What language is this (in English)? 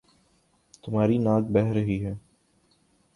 Urdu